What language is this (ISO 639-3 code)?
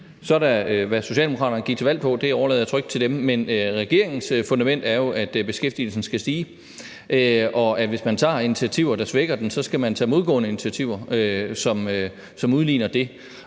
dan